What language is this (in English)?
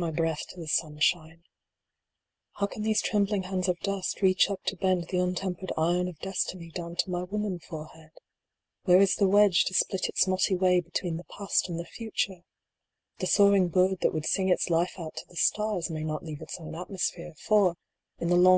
English